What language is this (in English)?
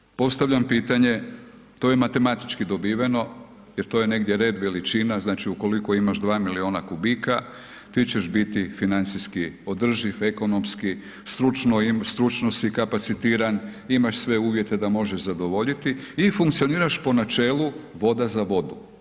Croatian